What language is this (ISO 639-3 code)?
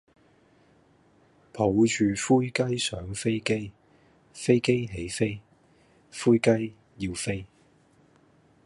yue